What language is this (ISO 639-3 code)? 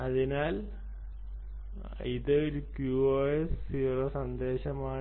mal